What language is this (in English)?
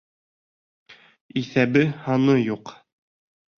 Bashkir